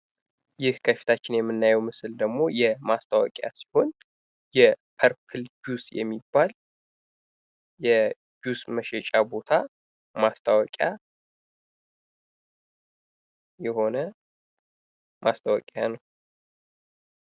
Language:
Amharic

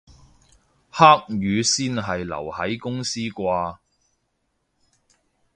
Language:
Cantonese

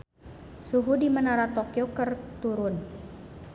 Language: Sundanese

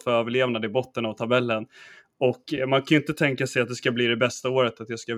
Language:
Swedish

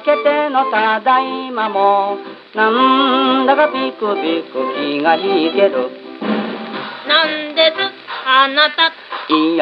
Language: Japanese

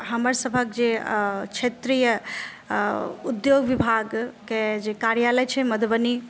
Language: Maithili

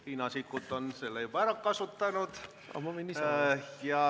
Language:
Estonian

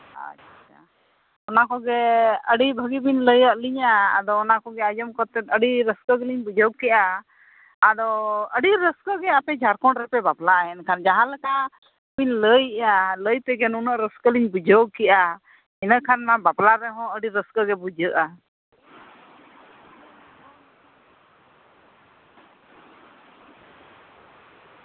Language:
Santali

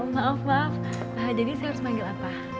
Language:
Indonesian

